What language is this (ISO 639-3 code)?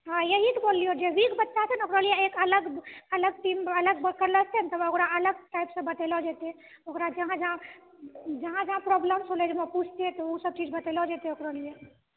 mai